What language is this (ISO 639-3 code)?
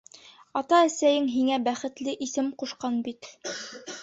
bak